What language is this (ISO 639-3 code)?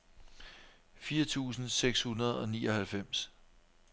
dan